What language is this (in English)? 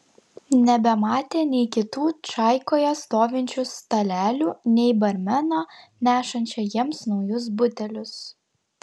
Lithuanian